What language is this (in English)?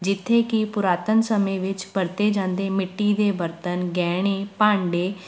Punjabi